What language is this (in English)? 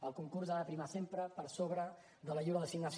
Catalan